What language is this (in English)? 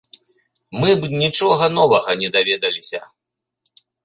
Belarusian